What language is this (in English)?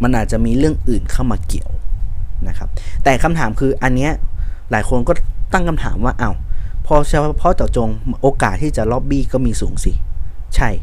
Thai